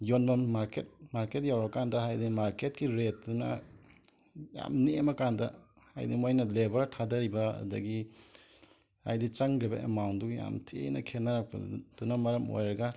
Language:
Manipuri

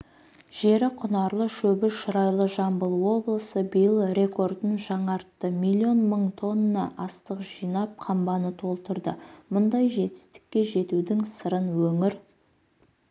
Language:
Kazakh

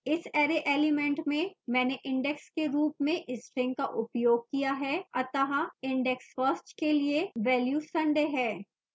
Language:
Hindi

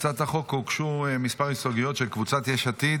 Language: Hebrew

